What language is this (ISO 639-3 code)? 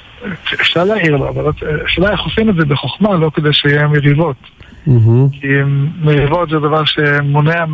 heb